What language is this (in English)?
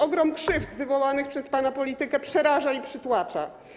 Polish